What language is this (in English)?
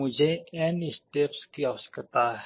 Hindi